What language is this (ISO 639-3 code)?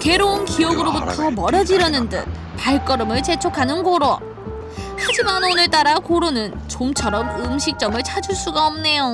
kor